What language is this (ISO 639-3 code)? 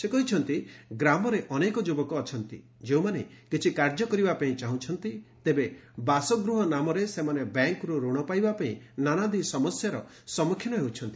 ori